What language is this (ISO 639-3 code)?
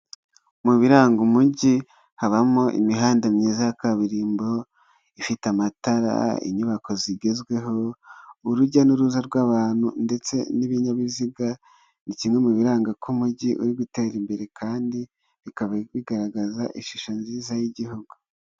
kin